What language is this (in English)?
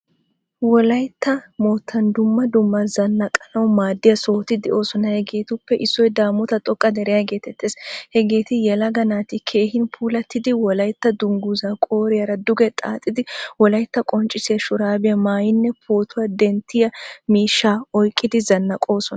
Wolaytta